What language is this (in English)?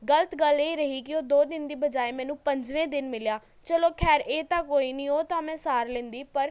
Punjabi